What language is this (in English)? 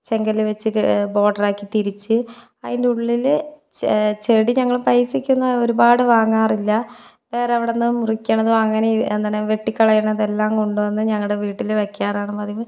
Malayalam